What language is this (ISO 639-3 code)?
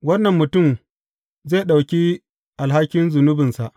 hau